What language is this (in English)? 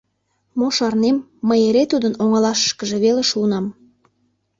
Mari